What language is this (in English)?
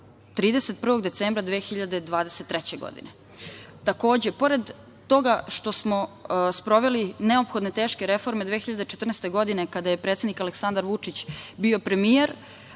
Serbian